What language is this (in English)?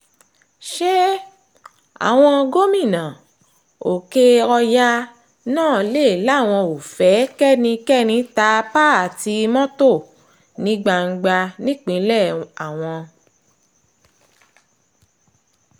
Yoruba